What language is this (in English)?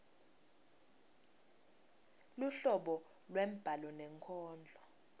Swati